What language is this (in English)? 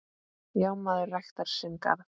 Icelandic